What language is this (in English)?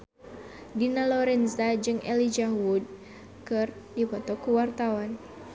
Sundanese